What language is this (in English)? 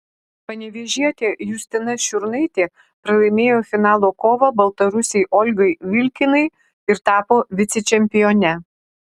Lithuanian